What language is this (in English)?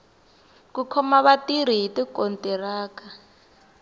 Tsonga